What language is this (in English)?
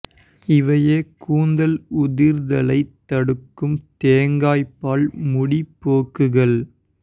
Tamil